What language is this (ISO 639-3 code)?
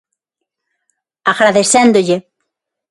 glg